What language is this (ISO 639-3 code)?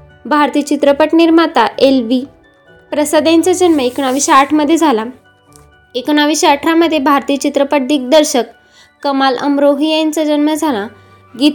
mar